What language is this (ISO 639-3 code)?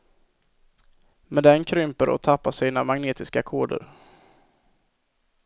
swe